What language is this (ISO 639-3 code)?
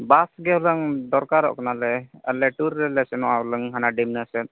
sat